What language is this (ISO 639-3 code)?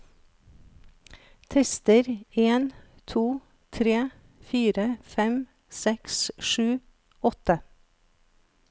nor